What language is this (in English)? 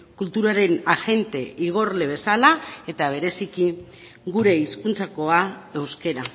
Basque